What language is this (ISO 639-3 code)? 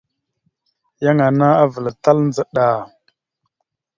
mxu